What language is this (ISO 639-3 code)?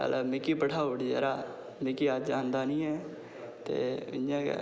doi